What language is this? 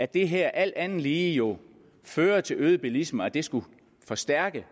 Danish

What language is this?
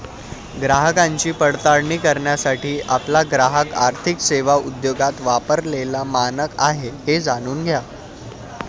Marathi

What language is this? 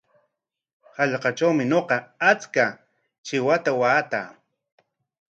Corongo Ancash Quechua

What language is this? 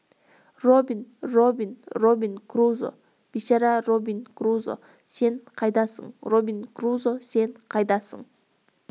Kazakh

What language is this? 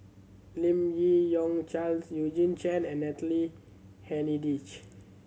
English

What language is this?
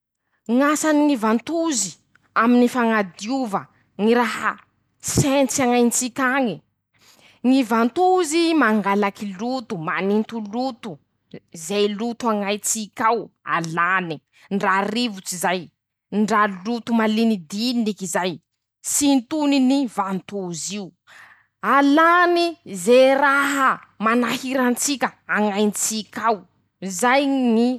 Masikoro Malagasy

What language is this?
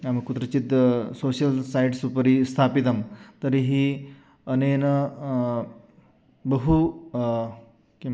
Sanskrit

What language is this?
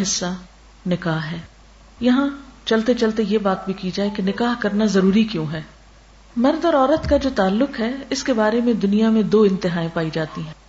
Urdu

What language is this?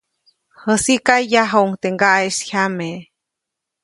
Copainalá Zoque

